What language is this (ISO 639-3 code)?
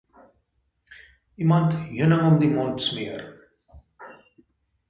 afr